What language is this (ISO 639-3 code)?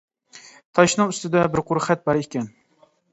uig